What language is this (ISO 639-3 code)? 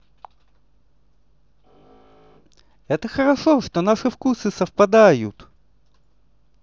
rus